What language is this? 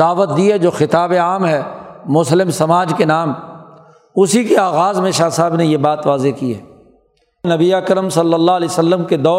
Urdu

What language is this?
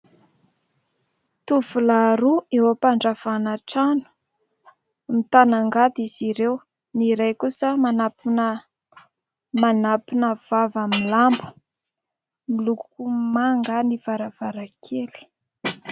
Malagasy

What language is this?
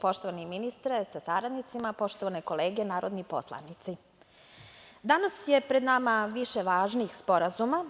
Serbian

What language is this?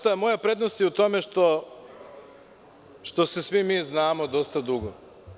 Serbian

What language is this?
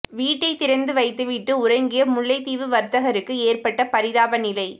Tamil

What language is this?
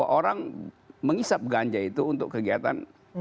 Indonesian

